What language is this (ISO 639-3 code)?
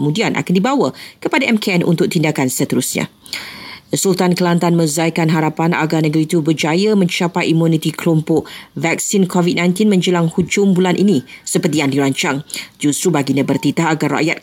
msa